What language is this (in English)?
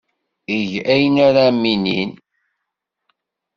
Kabyle